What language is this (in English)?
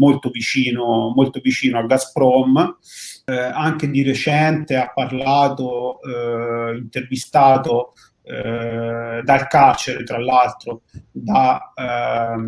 Italian